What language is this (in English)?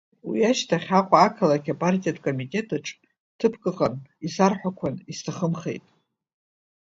Abkhazian